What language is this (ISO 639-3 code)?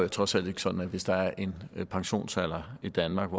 dan